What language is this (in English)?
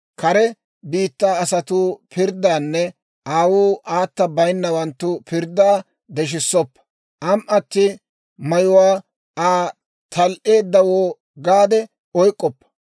Dawro